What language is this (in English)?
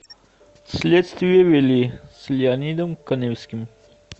Russian